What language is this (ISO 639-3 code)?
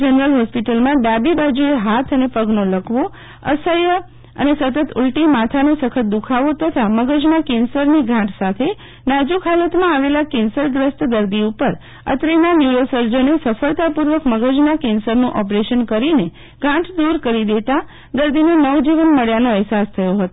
guj